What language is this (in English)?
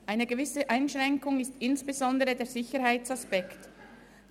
Swiss German